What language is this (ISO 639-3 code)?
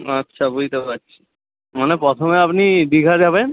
ben